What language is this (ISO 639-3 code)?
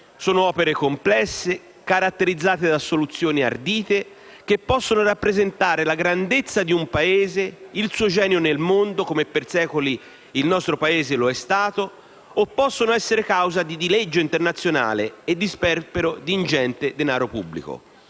ita